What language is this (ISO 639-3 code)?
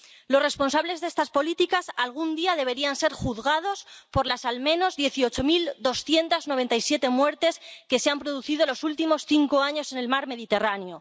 spa